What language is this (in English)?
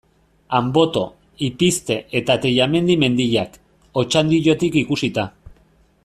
Basque